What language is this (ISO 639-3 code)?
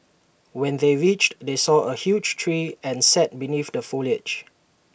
eng